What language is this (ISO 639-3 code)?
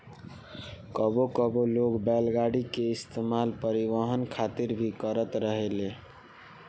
bho